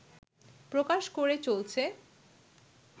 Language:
Bangla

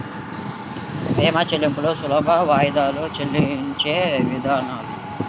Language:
Telugu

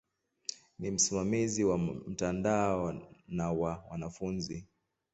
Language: Swahili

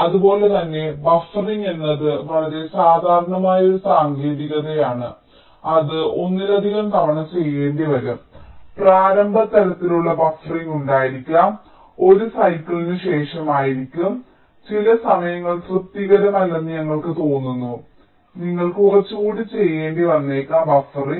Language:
Malayalam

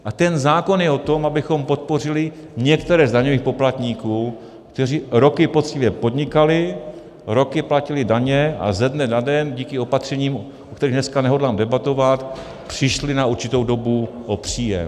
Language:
Czech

